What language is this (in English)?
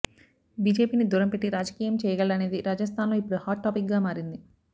Telugu